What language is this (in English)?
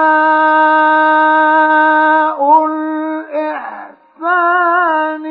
Arabic